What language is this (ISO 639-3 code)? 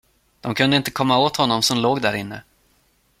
swe